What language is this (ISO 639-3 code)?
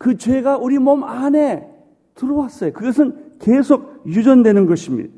kor